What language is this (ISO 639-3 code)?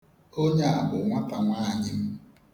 ibo